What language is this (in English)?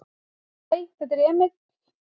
Icelandic